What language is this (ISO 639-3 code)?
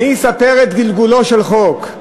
heb